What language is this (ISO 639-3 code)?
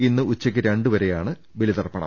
mal